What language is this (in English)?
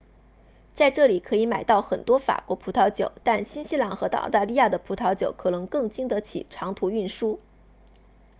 Chinese